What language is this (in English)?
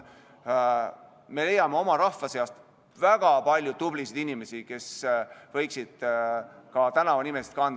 Estonian